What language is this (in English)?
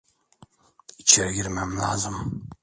Turkish